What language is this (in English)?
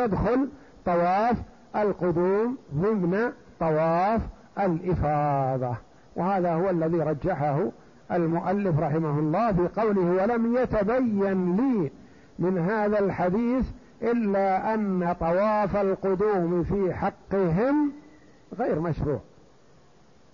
Arabic